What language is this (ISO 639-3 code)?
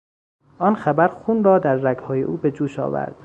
fas